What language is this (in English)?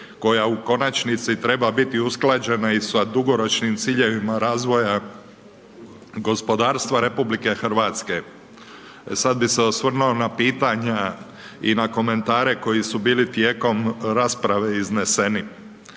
Croatian